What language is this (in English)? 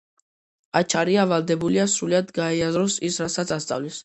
Georgian